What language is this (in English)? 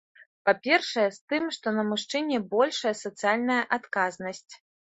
Belarusian